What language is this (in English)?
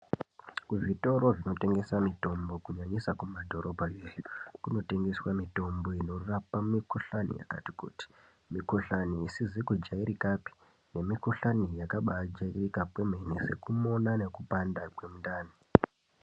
Ndau